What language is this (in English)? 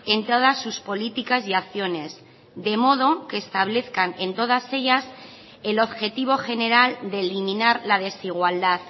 Spanish